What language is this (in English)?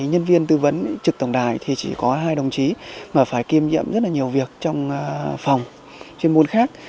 Vietnamese